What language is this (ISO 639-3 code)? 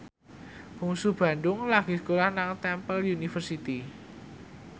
jav